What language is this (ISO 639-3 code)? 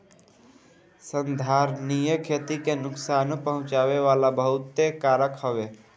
bho